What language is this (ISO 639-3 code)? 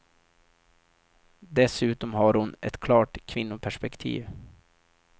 swe